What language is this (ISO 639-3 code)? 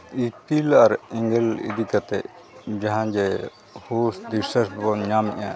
sat